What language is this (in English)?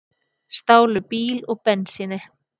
Icelandic